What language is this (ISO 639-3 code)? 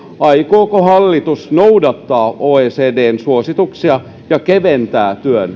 fin